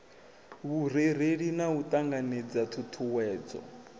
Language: Venda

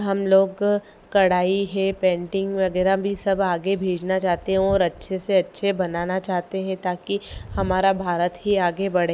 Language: Hindi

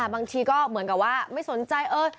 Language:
Thai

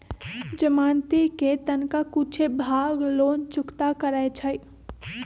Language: Magahi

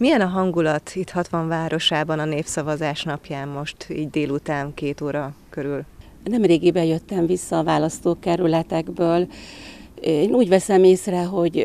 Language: Hungarian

